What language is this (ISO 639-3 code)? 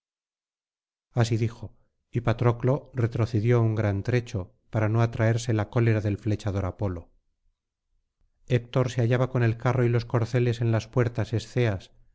spa